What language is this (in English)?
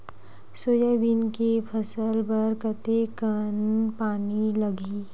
Chhattisgarhi